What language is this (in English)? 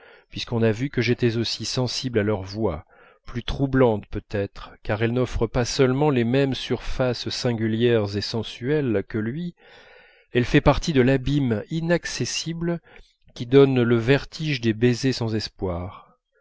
French